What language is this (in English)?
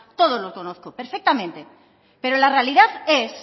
Spanish